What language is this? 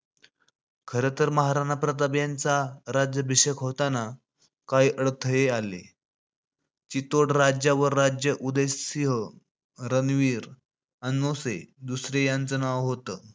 Marathi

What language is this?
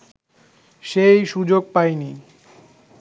Bangla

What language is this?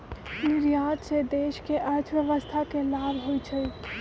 Magahi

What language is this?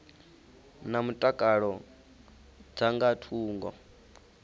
Venda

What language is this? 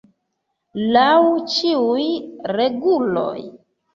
Esperanto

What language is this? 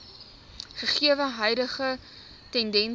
Afrikaans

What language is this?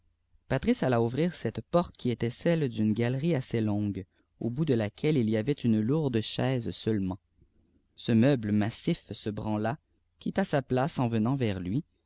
French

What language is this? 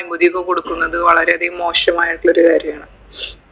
Malayalam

